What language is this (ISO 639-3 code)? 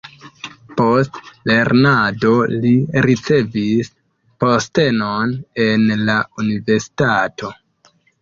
epo